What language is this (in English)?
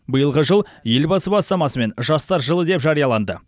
Kazakh